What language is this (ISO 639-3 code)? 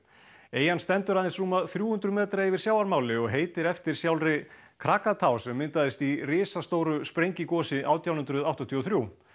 isl